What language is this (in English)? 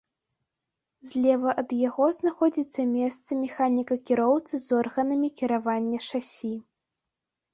Belarusian